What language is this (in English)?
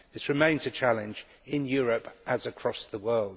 English